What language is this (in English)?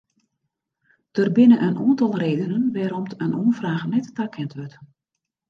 Western Frisian